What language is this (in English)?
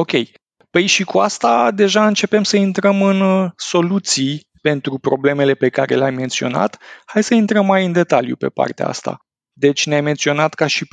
Romanian